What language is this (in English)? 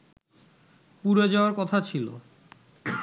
Bangla